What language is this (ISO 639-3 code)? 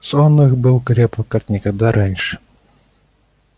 rus